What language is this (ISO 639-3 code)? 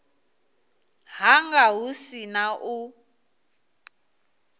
ven